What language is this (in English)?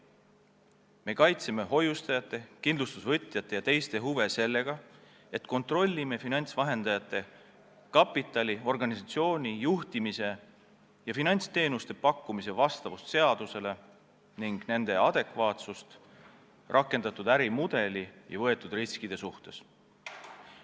Estonian